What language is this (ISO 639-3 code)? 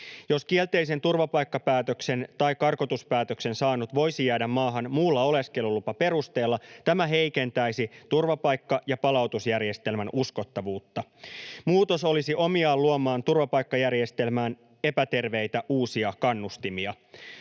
fin